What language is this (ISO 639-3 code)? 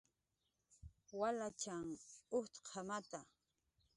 jqr